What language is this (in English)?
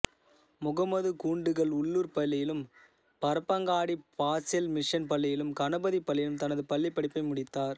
Tamil